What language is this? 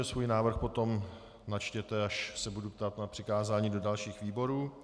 Czech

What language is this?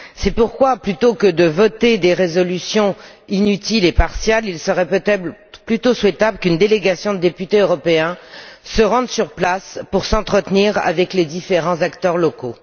French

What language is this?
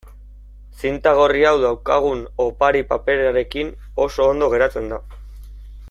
Basque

